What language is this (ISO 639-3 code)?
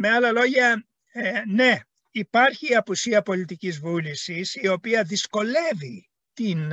ell